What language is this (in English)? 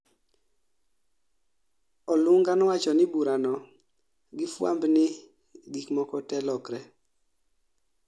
Luo (Kenya and Tanzania)